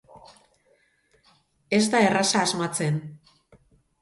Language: Basque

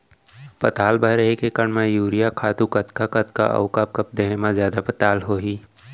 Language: Chhattisgarhi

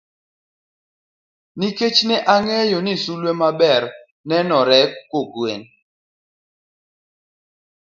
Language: Luo (Kenya and Tanzania)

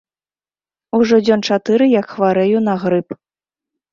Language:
Belarusian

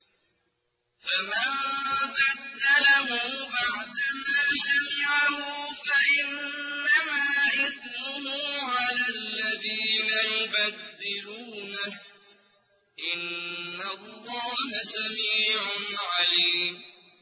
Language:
Arabic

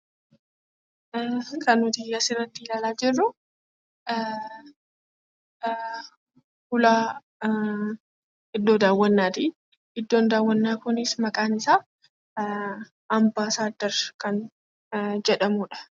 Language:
Oromo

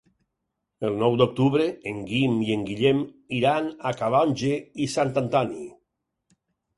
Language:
Catalan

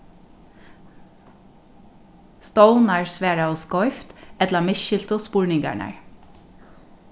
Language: Faroese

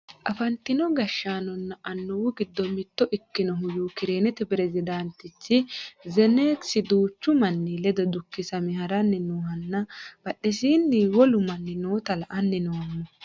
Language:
Sidamo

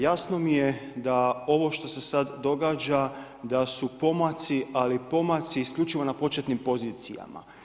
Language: Croatian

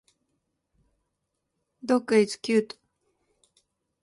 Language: Japanese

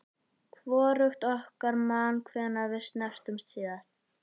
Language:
Icelandic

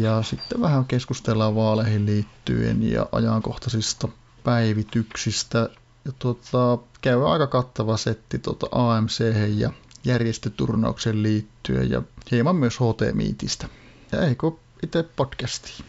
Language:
Finnish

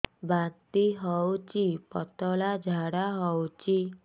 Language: Odia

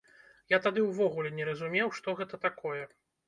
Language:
Belarusian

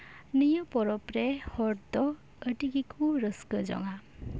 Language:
Santali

